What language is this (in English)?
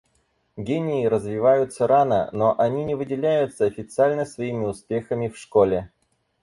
Russian